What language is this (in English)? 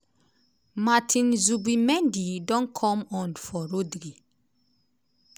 Nigerian Pidgin